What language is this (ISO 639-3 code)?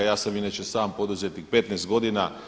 hrv